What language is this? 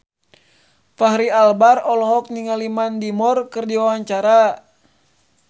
Sundanese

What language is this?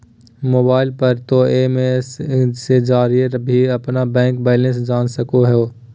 Magahi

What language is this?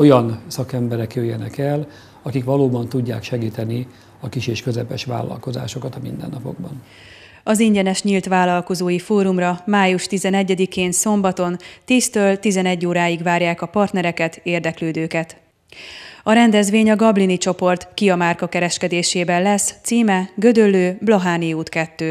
Hungarian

